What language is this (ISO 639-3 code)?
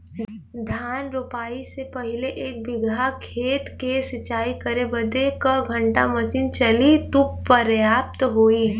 bho